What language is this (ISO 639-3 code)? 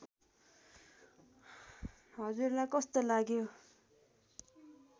nep